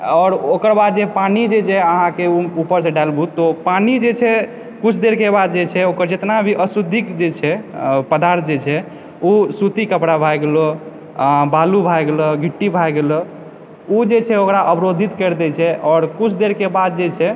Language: Maithili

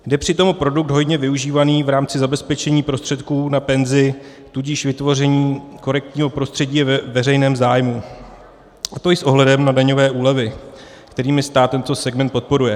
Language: Czech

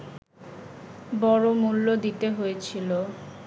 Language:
Bangla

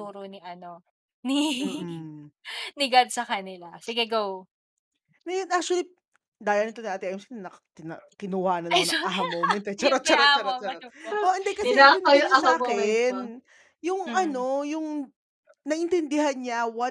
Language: Filipino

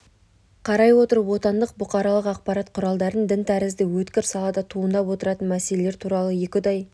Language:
Kazakh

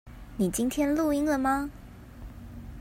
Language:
Chinese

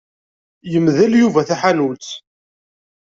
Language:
Kabyle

